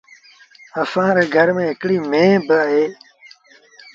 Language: Sindhi Bhil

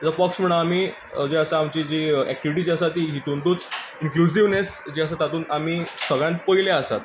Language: Konkani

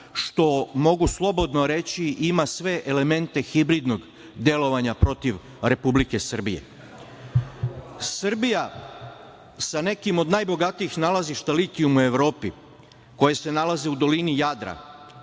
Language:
Serbian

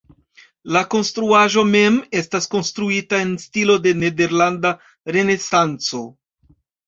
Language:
Esperanto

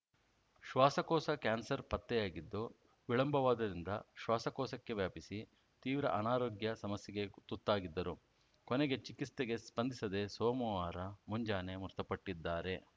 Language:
Kannada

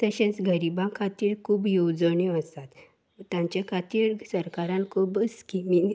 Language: Konkani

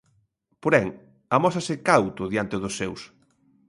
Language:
Galician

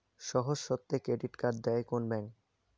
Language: Bangla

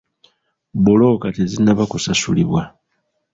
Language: Ganda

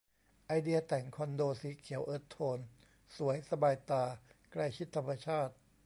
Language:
Thai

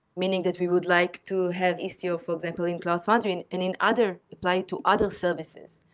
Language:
English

